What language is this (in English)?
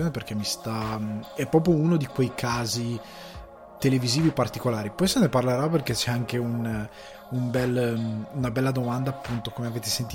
Italian